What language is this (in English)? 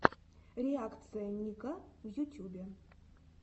Russian